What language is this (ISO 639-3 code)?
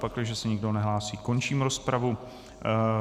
ces